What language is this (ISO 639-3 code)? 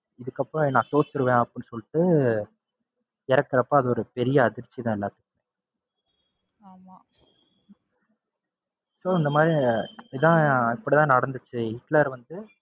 tam